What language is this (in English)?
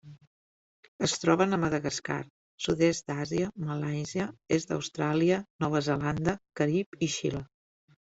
Catalan